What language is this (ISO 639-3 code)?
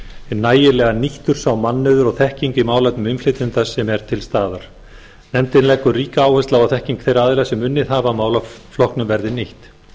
isl